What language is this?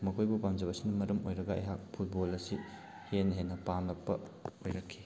Manipuri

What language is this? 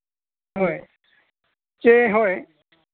Santali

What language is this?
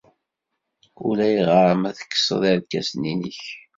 Kabyle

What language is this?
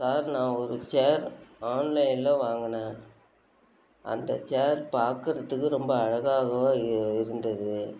Tamil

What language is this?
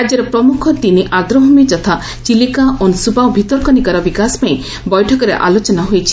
Odia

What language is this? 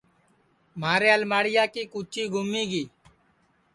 Sansi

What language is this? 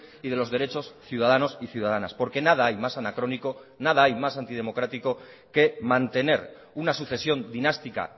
Spanish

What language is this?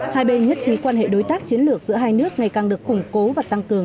Vietnamese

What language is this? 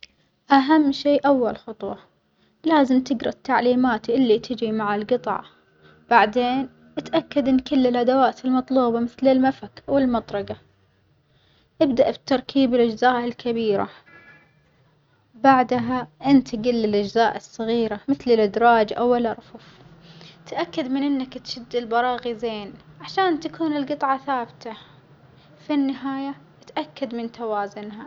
Omani Arabic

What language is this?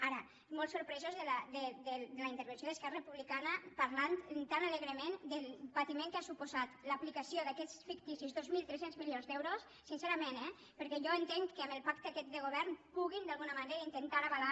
Catalan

